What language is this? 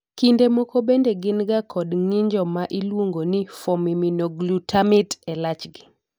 Luo (Kenya and Tanzania)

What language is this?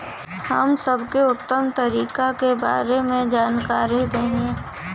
Bhojpuri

